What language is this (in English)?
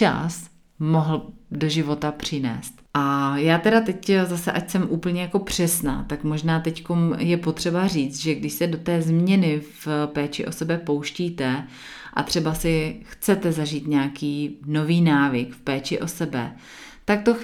Czech